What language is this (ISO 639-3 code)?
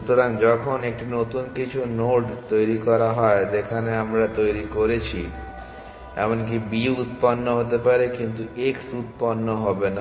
ben